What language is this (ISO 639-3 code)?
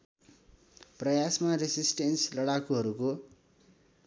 nep